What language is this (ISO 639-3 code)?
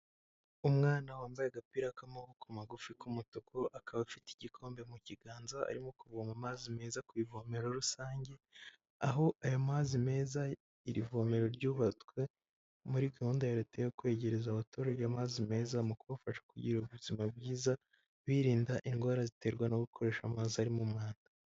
kin